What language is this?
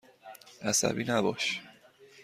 Persian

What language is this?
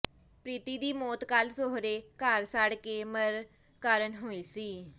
Punjabi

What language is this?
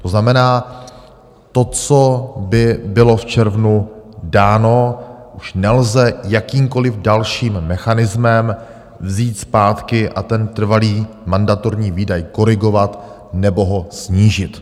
Czech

